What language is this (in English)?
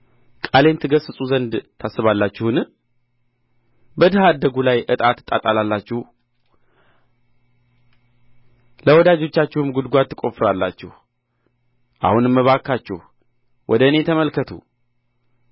Amharic